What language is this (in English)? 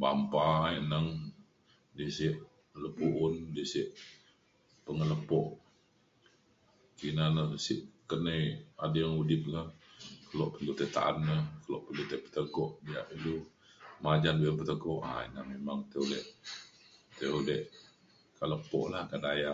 Mainstream Kenyah